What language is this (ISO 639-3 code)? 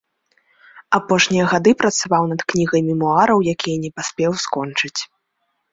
bel